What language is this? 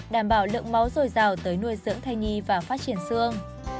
Vietnamese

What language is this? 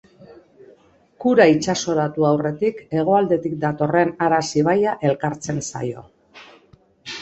Basque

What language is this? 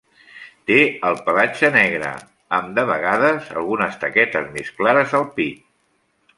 Catalan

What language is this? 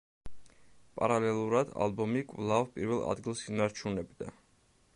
Georgian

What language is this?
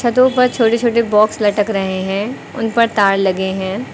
Hindi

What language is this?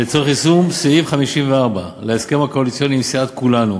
Hebrew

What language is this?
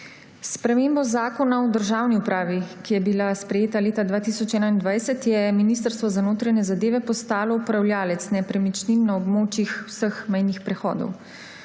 Slovenian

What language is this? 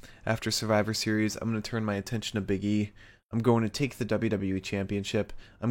English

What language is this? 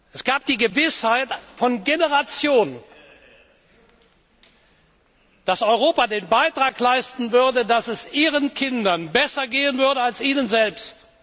German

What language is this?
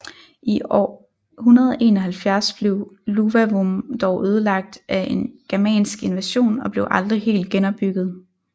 Danish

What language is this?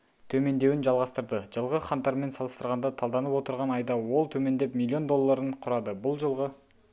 Kazakh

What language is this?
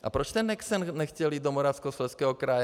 Czech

